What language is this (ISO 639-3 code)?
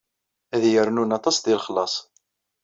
kab